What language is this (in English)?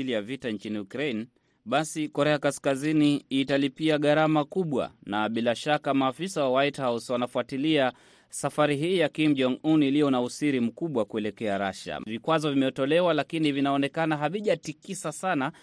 Swahili